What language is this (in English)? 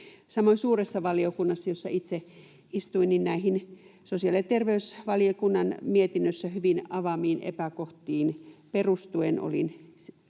Finnish